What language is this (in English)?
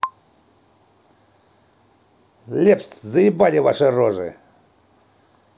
Russian